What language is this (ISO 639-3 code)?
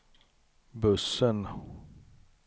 swe